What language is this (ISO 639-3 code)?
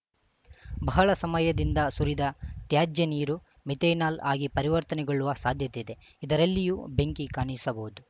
kan